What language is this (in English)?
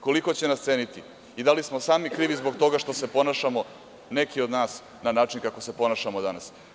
Serbian